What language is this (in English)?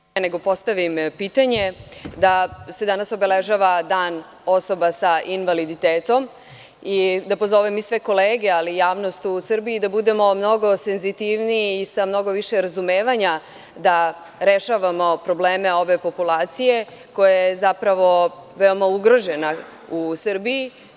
Serbian